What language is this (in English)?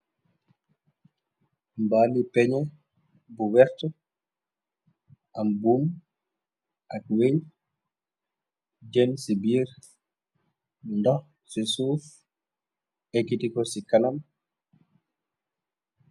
Wolof